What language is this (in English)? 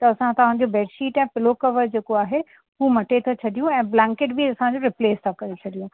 Sindhi